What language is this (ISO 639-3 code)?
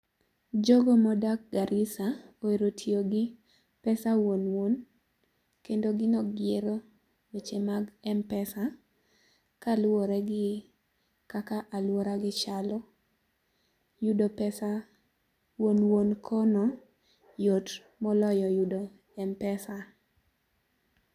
luo